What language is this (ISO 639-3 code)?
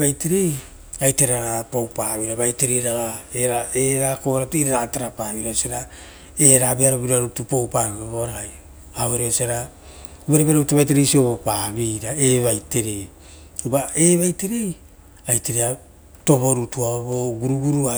roo